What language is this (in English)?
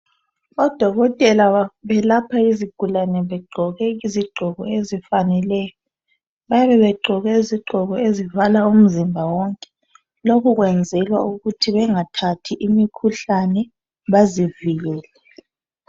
North Ndebele